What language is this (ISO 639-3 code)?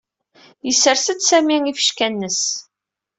kab